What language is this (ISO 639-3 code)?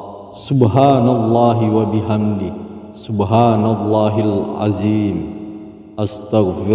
ind